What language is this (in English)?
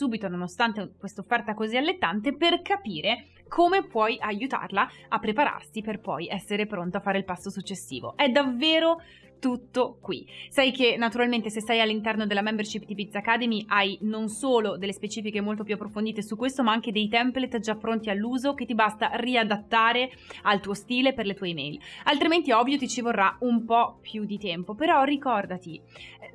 Italian